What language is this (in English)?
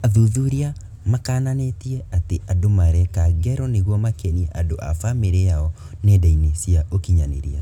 Kikuyu